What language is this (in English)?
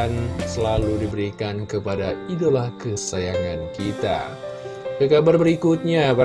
Indonesian